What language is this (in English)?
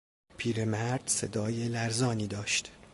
Persian